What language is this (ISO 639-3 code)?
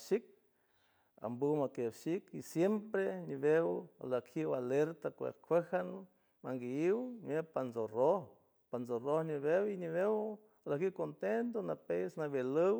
hue